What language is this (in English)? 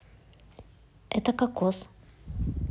Russian